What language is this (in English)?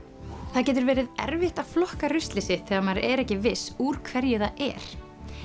Icelandic